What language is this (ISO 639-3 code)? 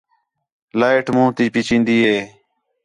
xhe